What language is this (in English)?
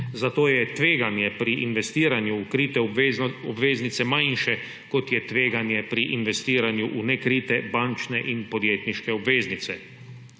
Slovenian